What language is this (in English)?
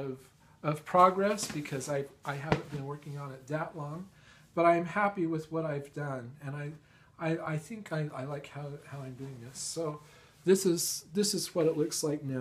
English